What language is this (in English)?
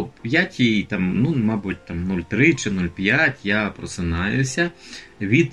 Ukrainian